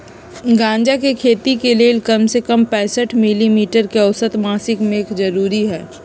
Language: Magahi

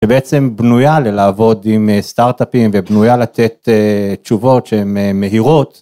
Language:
Hebrew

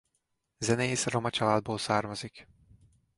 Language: Hungarian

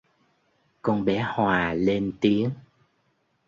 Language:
Vietnamese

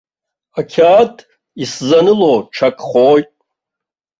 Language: Abkhazian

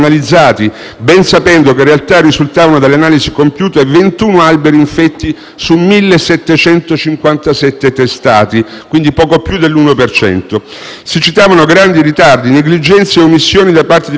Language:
Italian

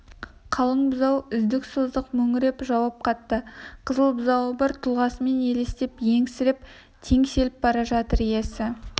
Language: Kazakh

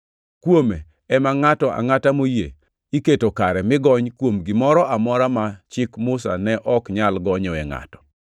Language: Luo (Kenya and Tanzania)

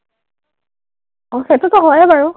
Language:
Assamese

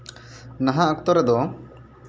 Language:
Santali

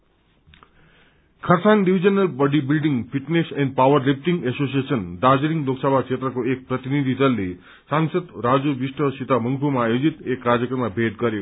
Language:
Nepali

